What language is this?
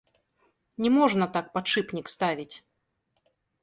Belarusian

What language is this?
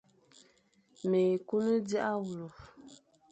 Fang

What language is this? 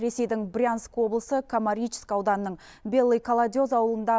Kazakh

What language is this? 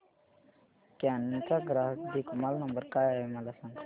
Marathi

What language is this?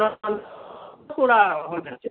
Santali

